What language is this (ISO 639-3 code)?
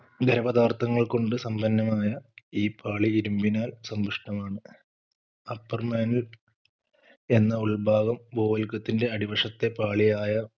mal